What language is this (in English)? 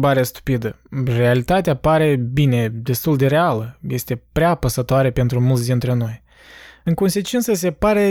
Romanian